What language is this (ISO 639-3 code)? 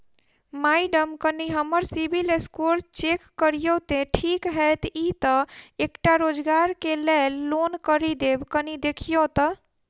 mai